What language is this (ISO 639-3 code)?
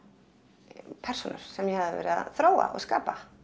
isl